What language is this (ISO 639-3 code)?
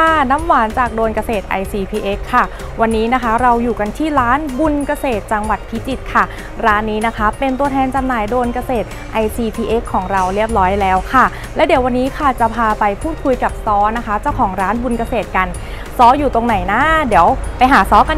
tha